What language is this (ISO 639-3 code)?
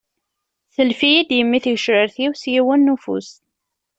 kab